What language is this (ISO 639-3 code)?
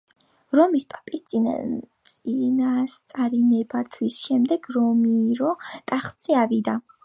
kat